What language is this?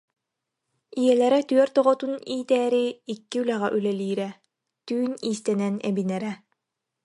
Yakut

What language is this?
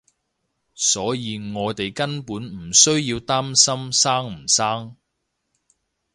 Cantonese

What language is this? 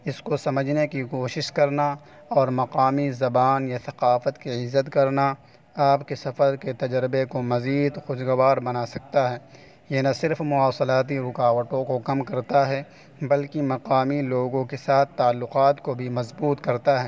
Urdu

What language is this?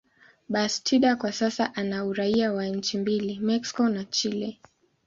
Swahili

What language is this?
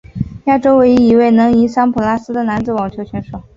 Chinese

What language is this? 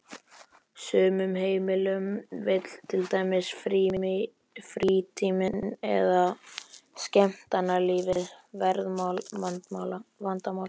Icelandic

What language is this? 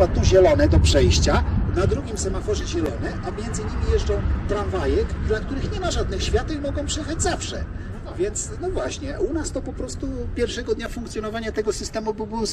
Polish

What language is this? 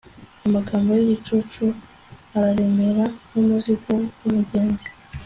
Kinyarwanda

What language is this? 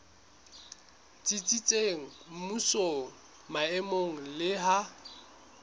Southern Sotho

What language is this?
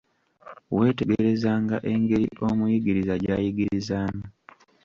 Ganda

